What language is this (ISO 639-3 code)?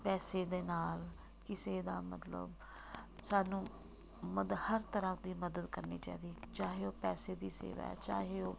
pan